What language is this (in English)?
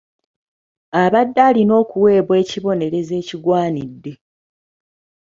Ganda